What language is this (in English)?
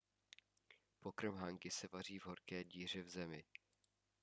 Czech